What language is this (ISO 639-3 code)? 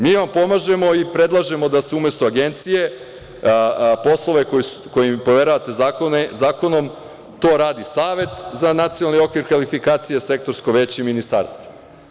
srp